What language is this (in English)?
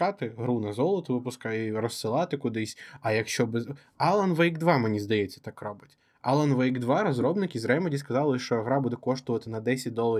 Ukrainian